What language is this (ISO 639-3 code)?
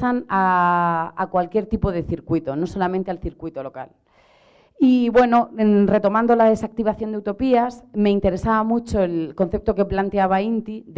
spa